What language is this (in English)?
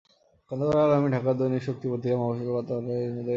Bangla